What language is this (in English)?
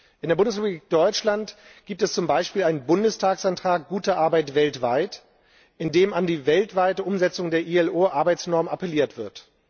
German